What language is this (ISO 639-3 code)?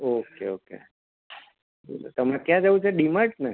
guj